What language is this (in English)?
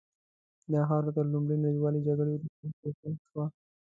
Pashto